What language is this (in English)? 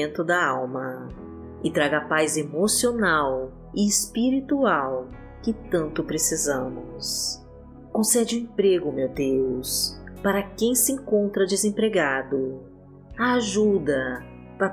Portuguese